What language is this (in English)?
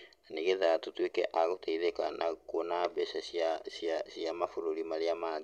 Kikuyu